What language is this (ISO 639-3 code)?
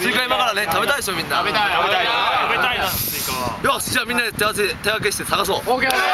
jpn